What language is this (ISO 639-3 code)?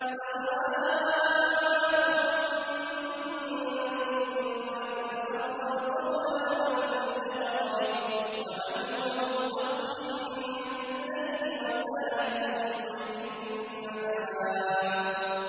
ara